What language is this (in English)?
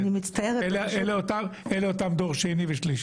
Hebrew